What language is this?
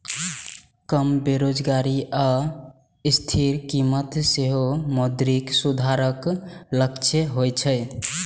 Maithili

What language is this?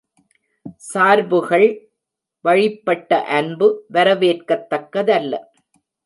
Tamil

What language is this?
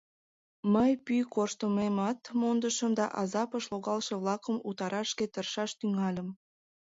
Mari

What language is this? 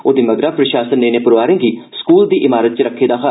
Dogri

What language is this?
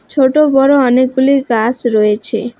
Bangla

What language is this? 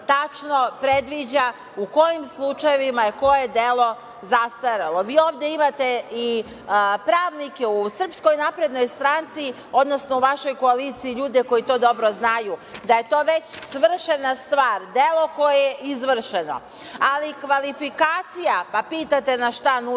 Serbian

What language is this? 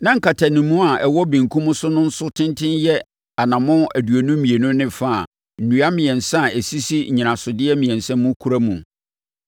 Akan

